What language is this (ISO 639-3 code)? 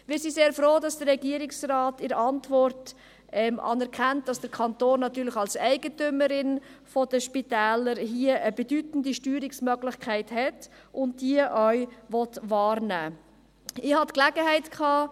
gsw